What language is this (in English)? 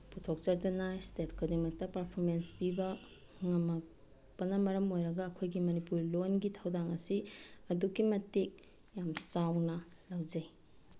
Manipuri